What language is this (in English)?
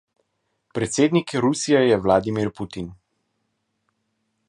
Slovenian